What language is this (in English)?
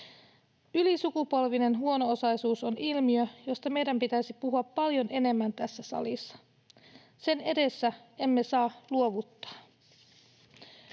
Finnish